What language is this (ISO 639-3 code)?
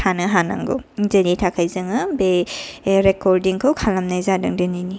brx